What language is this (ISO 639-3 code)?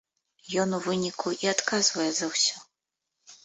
bel